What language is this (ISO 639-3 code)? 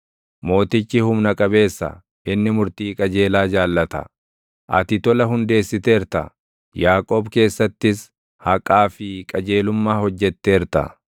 orm